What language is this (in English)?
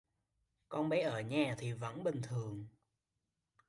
Vietnamese